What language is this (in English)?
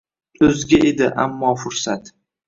Uzbek